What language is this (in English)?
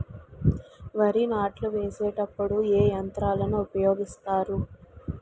Telugu